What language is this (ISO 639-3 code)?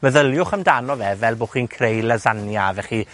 cym